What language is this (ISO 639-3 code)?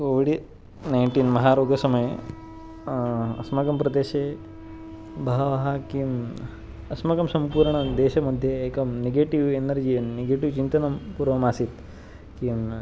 san